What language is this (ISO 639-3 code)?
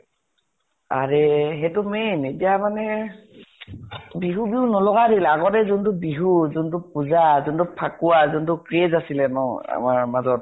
asm